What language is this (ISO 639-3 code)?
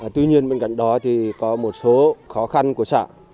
vie